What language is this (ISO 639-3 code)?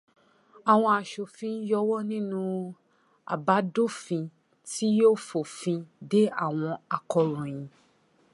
yor